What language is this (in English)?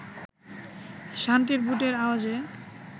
Bangla